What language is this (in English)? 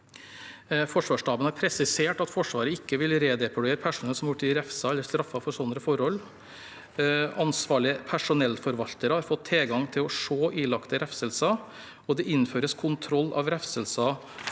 Norwegian